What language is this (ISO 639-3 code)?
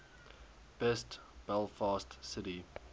eng